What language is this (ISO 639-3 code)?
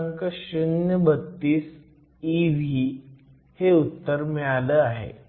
mar